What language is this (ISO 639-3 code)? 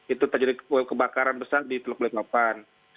ind